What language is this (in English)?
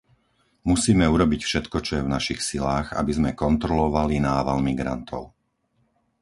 Slovak